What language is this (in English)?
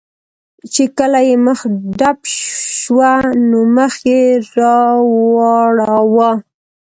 Pashto